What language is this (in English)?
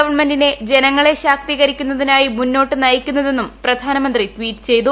Malayalam